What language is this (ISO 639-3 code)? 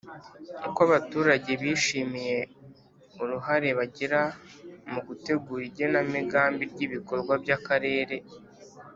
kin